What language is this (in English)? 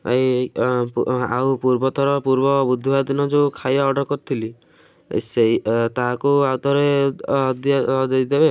Odia